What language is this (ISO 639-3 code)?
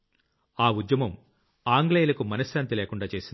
tel